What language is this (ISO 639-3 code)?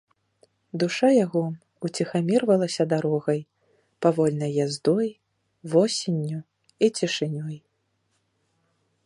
bel